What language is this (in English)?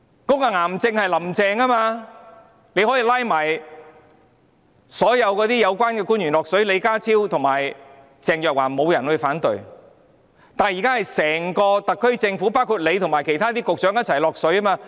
Cantonese